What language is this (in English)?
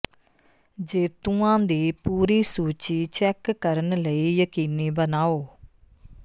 Punjabi